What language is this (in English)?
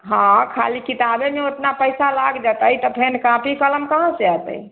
Maithili